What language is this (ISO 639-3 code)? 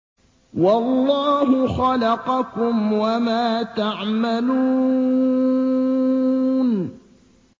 ara